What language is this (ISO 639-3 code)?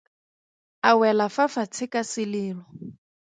tsn